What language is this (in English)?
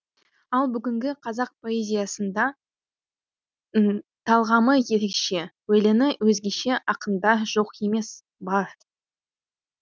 Kazakh